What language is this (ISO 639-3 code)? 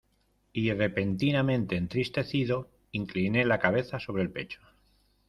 spa